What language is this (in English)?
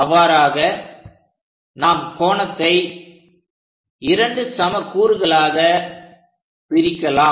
Tamil